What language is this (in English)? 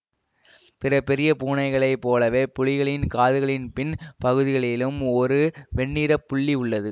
Tamil